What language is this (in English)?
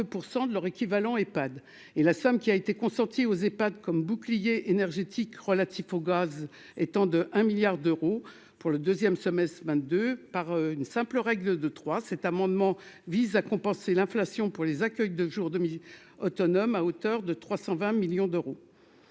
French